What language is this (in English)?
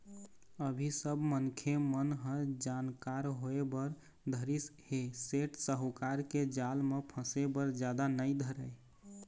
Chhattisgarhi